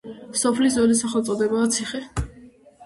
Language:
Georgian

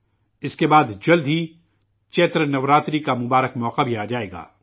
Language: Urdu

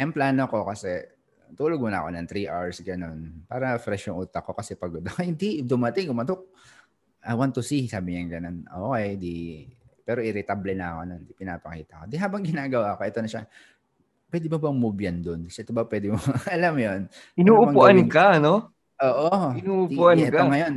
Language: Filipino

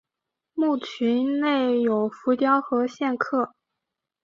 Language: Chinese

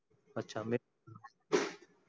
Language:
Marathi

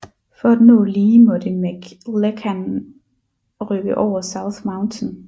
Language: Danish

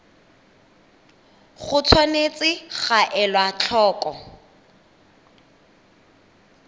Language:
Tswana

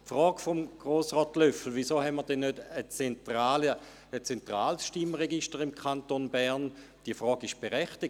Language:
Swiss German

